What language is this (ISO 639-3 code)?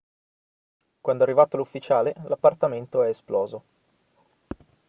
ita